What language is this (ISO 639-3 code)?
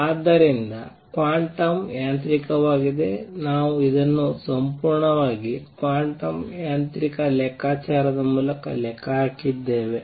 kan